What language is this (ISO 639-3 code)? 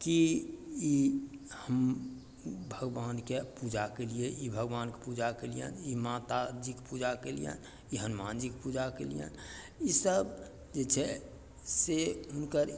mai